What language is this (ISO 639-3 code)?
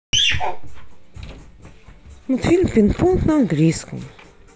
rus